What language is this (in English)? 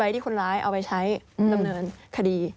Thai